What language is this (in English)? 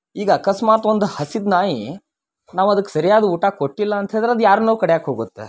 Kannada